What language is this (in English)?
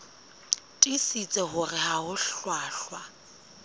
Southern Sotho